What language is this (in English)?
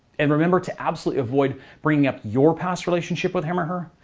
English